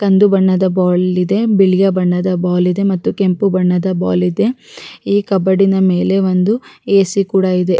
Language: Kannada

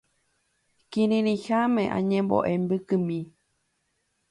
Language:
Guarani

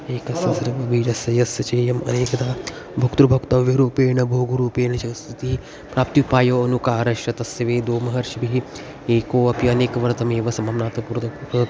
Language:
Sanskrit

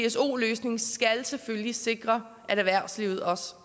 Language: Danish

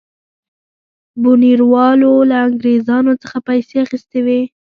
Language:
Pashto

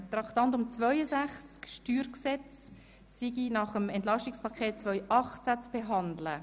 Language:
Swiss German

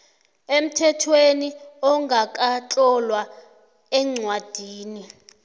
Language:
South Ndebele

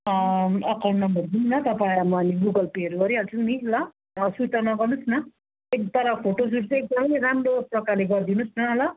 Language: Nepali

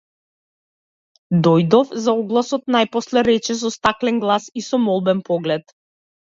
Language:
Macedonian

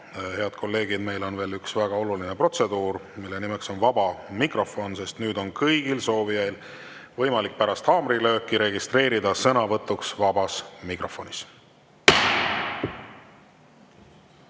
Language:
Estonian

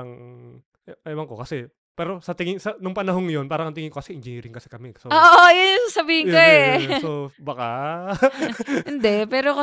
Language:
Filipino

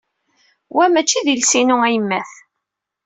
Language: Kabyle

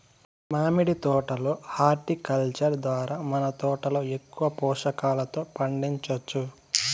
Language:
Telugu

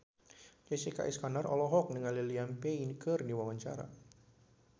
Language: Sundanese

